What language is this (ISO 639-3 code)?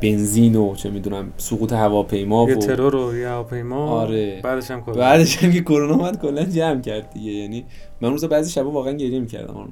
fas